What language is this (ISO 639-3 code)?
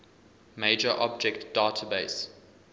eng